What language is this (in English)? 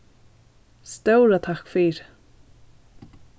Faroese